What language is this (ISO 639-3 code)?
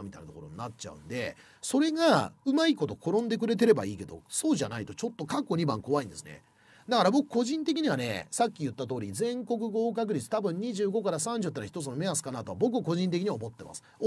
jpn